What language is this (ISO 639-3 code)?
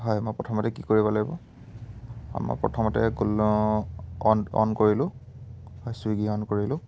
asm